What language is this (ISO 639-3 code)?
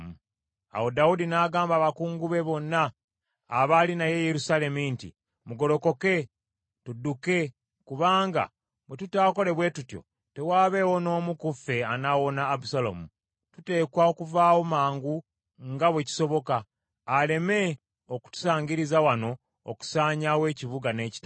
lug